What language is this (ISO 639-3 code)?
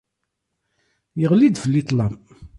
kab